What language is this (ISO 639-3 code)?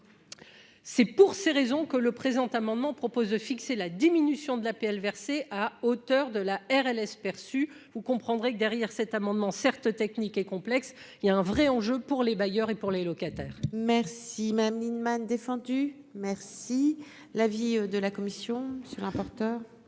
fra